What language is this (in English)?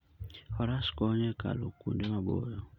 Luo (Kenya and Tanzania)